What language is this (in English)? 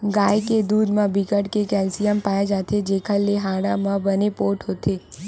Chhattisgarhi